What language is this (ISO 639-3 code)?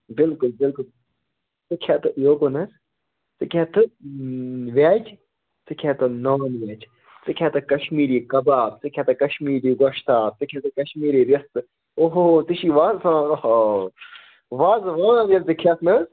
kas